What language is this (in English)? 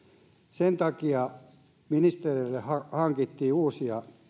Finnish